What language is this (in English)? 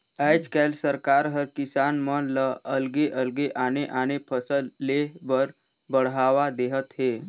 Chhattisgarhi